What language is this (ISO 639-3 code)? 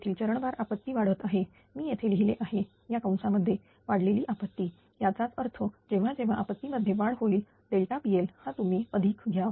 mar